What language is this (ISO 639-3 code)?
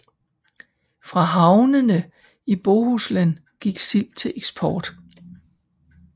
dan